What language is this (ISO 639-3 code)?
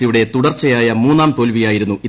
mal